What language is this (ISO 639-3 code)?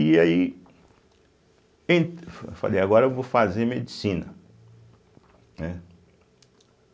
por